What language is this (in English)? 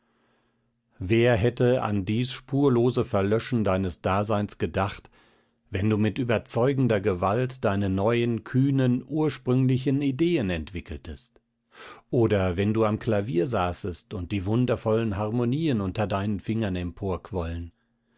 German